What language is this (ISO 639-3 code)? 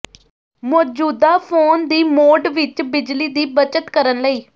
pan